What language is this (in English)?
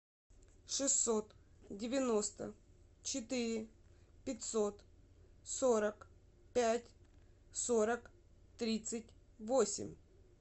Russian